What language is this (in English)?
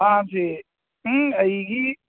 Manipuri